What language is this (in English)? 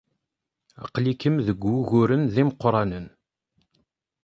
Kabyle